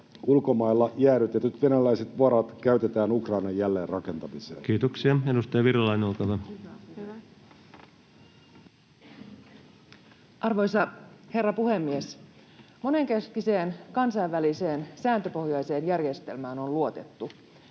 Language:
Finnish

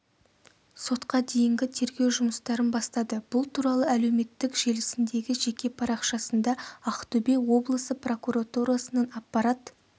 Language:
Kazakh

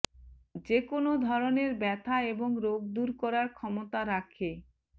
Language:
Bangla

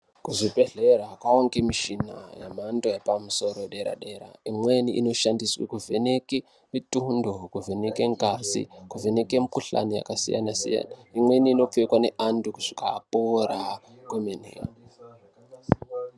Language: Ndau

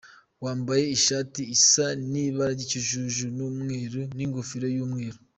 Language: Kinyarwanda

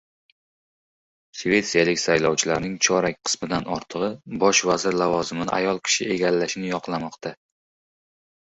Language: Uzbek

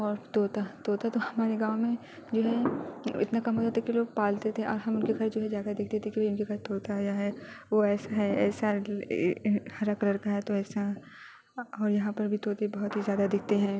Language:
Urdu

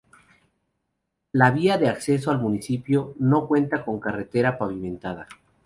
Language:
Spanish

